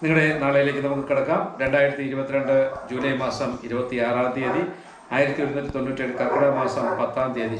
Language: Turkish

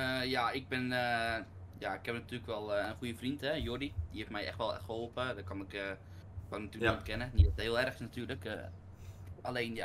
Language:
Dutch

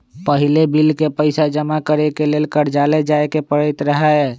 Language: Magahi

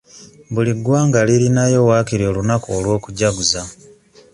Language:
Ganda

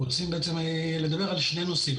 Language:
Hebrew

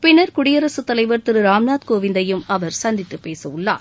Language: Tamil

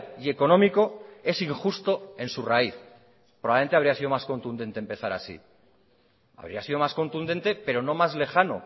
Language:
Spanish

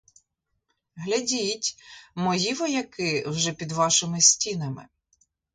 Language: Ukrainian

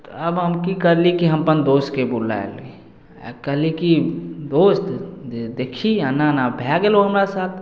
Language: Maithili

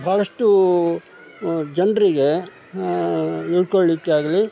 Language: Kannada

